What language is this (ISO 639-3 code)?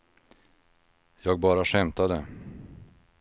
swe